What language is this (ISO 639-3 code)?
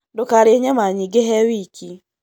kik